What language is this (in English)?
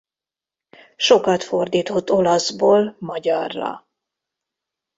Hungarian